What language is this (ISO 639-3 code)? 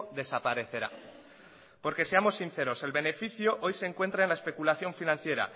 spa